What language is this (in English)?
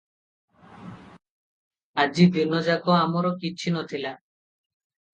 Odia